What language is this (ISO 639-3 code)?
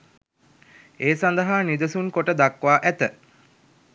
sin